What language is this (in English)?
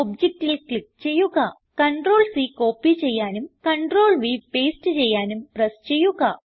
Malayalam